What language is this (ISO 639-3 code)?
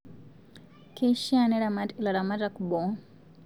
mas